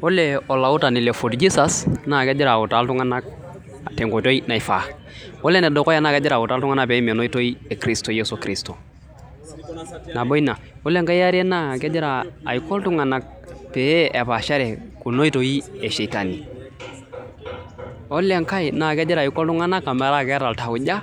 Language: Masai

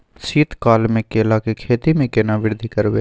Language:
Maithili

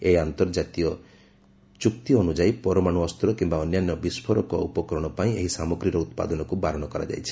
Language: Odia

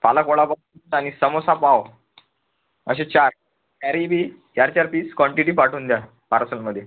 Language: Marathi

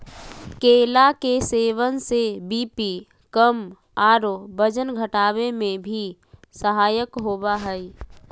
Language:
Magahi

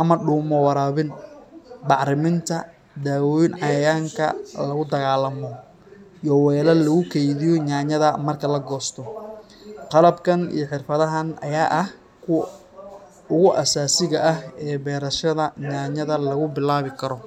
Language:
Somali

